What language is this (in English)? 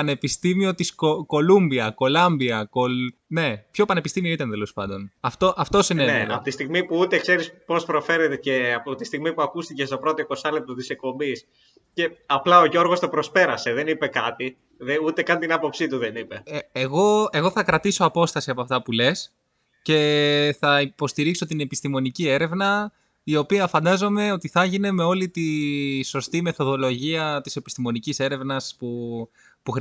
Greek